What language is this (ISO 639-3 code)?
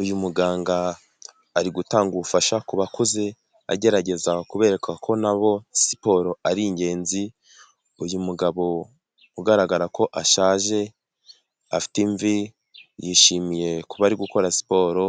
kin